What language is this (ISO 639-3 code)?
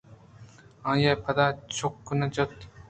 bgp